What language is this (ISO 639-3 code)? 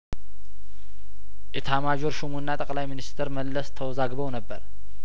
amh